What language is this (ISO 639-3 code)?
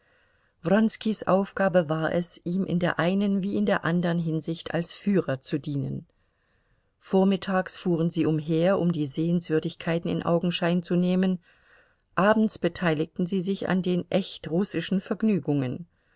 deu